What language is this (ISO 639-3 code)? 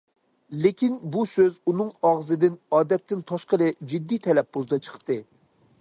uig